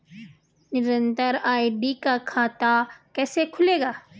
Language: Hindi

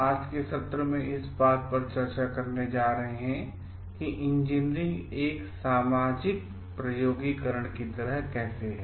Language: Hindi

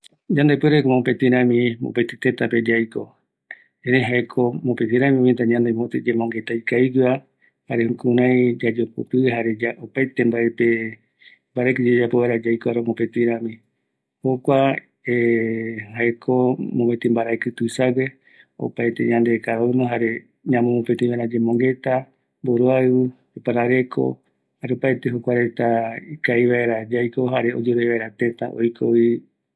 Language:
Eastern Bolivian Guaraní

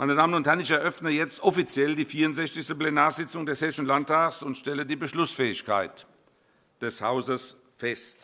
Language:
German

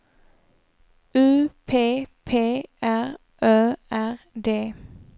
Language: Swedish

